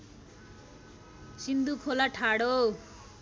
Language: Nepali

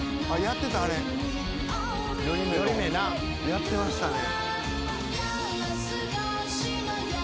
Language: Japanese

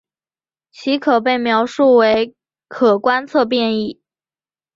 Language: Chinese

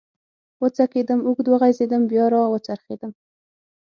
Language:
Pashto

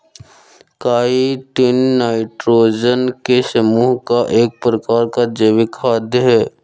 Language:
Hindi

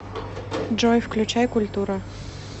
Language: Russian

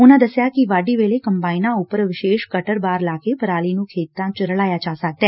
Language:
Punjabi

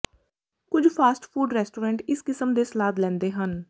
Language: Punjabi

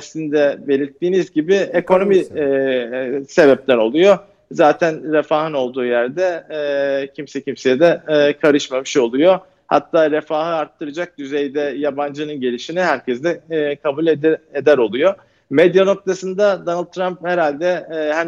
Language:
Turkish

